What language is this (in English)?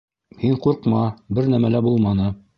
Bashkir